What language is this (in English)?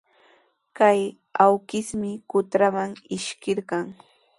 Sihuas Ancash Quechua